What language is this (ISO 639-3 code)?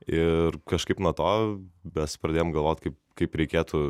lit